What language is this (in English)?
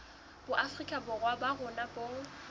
Southern Sotho